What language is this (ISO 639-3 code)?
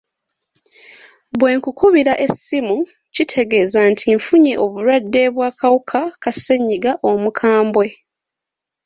lug